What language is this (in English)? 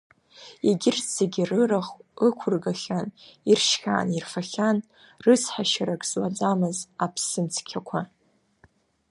Abkhazian